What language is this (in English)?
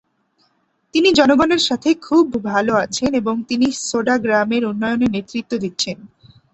Bangla